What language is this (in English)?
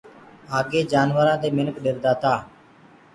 Gurgula